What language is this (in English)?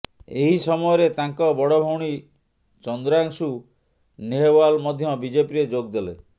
Odia